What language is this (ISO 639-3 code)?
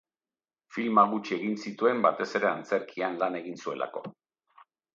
eus